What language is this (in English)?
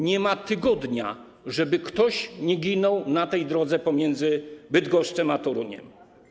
Polish